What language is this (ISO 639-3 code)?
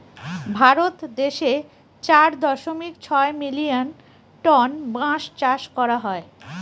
ben